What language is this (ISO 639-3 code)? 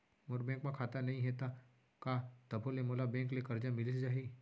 hne